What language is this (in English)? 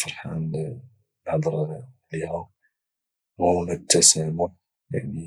Moroccan Arabic